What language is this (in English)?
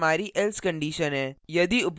Hindi